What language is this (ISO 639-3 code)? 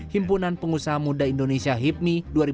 ind